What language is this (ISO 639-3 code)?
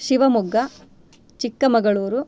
san